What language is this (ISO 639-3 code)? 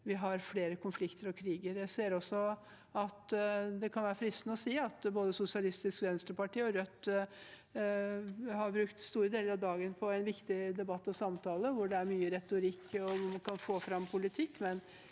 nor